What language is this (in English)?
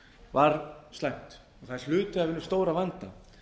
Icelandic